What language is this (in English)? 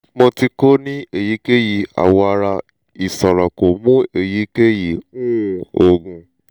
Yoruba